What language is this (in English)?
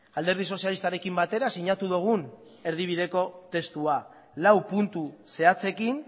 Basque